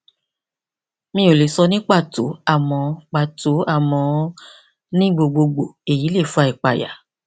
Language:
Yoruba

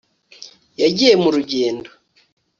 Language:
Kinyarwanda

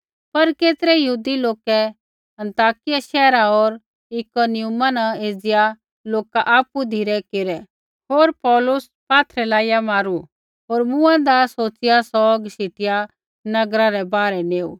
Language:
Kullu Pahari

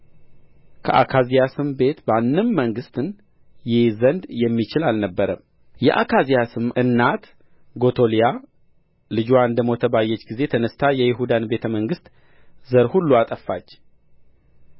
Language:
Amharic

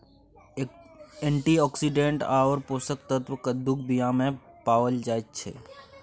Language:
Maithili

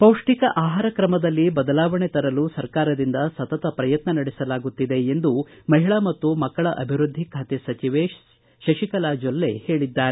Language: Kannada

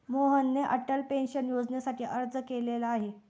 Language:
Marathi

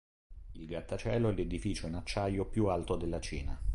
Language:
Italian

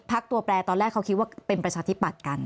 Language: Thai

